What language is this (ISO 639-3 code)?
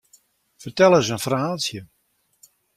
fry